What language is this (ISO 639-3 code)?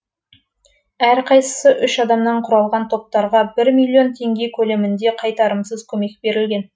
kaz